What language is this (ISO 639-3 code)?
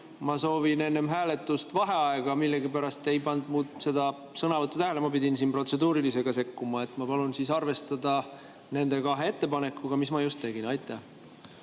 est